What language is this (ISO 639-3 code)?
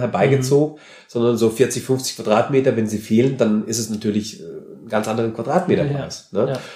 deu